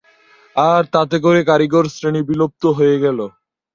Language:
Bangla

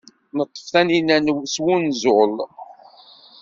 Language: Kabyle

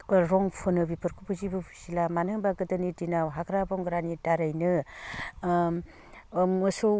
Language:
Bodo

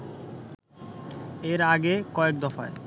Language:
Bangla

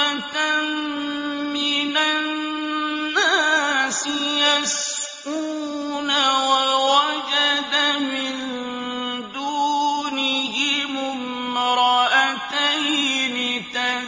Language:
Arabic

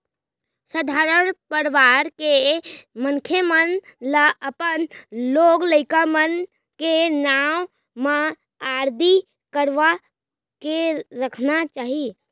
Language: Chhattisgarhi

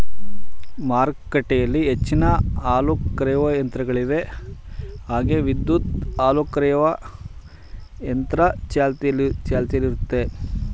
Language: Kannada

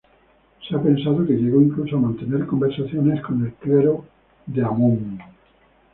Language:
Spanish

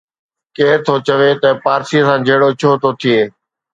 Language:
Sindhi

